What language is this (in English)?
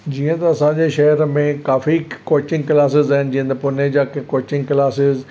Sindhi